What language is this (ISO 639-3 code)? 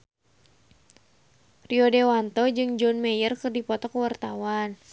sun